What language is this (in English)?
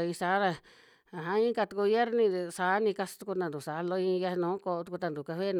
Western Juxtlahuaca Mixtec